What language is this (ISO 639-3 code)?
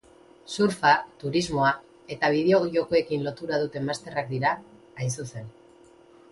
eus